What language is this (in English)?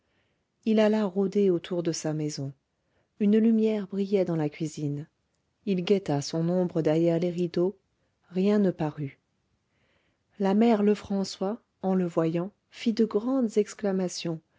French